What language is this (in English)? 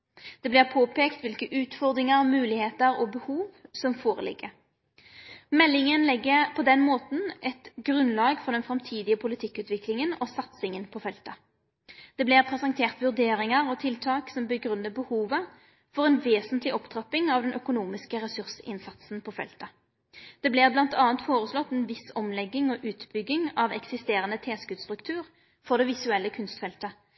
Norwegian Nynorsk